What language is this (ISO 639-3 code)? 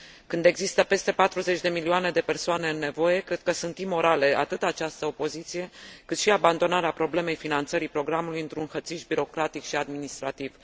ron